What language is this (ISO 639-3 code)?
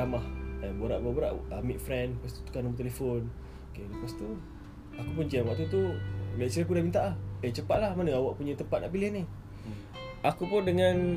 msa